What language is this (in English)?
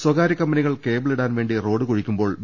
Malayalam